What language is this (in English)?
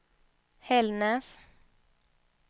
Swedish